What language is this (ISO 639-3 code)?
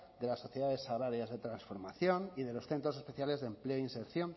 spa